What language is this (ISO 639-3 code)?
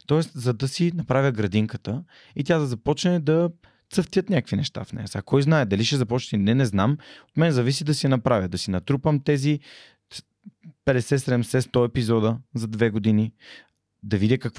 bul